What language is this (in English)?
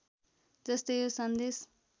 Nepali